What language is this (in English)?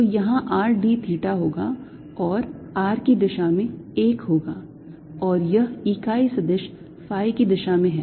Hindi